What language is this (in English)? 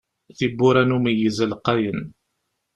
Kabyle